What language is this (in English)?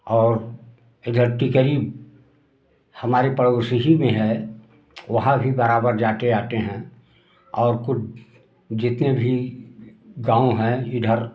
Hindi